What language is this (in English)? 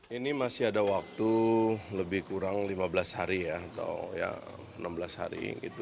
Indonesian